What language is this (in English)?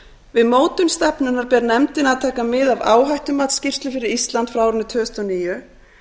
Icelandic